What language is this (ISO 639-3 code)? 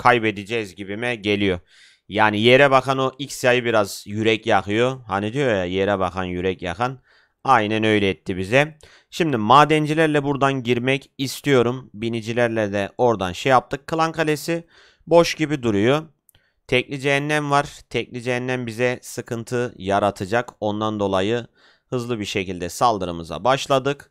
tur